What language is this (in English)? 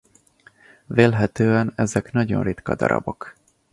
Hungarian